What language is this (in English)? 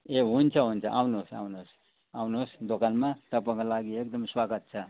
Nepali